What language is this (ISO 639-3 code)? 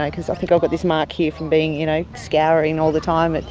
eng